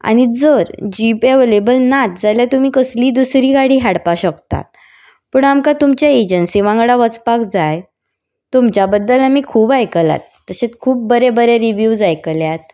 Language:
Konkani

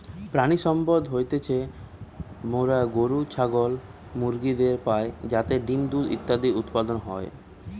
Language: Bangla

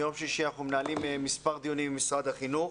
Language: Hebrew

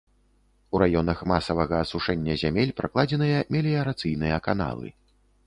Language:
Belarusian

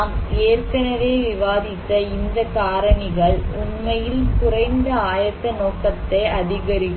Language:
Tamil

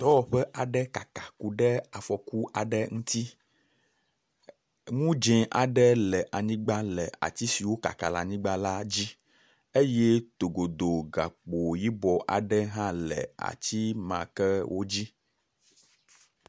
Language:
Ewe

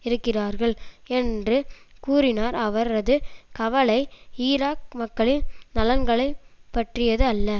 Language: Tamil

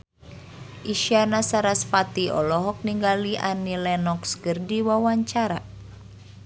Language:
Sundanese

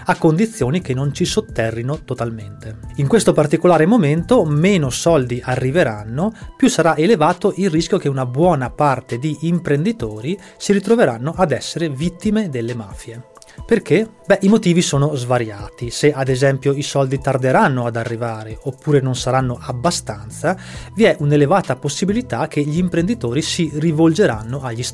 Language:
Italian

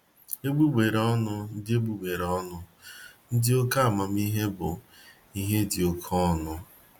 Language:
Igbo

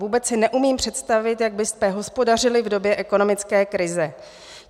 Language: Czech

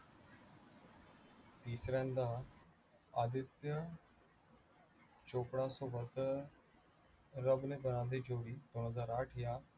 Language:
Marathi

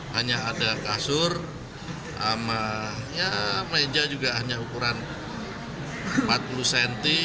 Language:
Indonesian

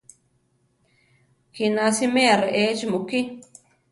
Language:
Central Tarahumara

